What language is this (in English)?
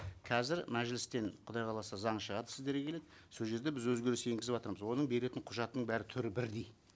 Kazakh